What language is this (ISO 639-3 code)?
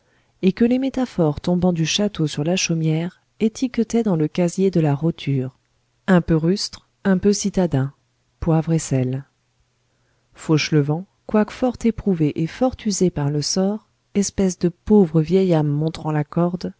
fra